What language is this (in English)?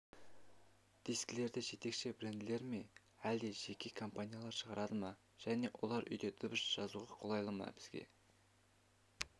Kazakh